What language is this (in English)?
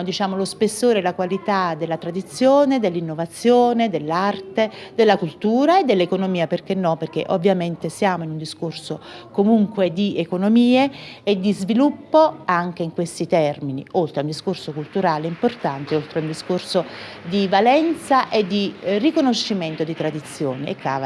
Italian